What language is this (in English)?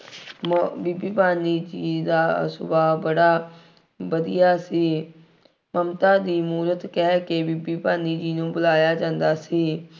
Punjabi